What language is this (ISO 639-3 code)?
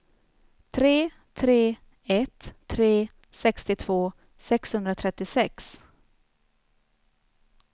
swe